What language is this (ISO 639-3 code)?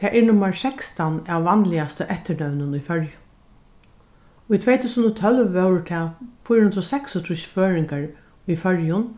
fao